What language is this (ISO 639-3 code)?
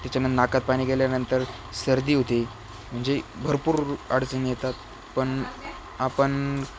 mar